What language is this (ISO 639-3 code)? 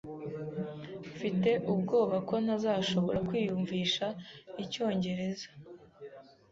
kin